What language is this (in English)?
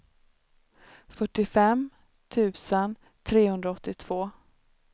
Swedish